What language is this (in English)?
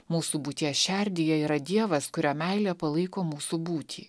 Lithuanian